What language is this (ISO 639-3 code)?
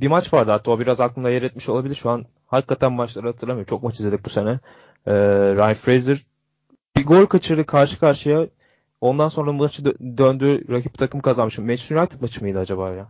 tur